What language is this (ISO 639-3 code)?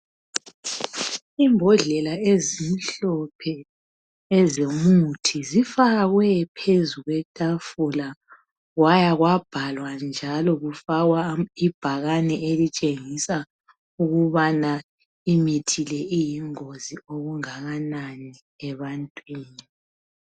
nde